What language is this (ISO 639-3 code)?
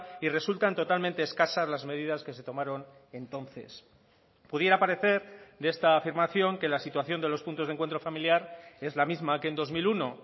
spa